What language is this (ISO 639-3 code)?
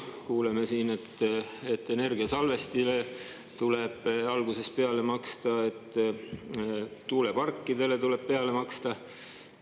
est